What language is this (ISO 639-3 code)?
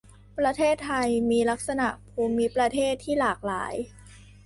tha